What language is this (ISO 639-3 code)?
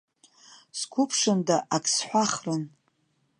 abk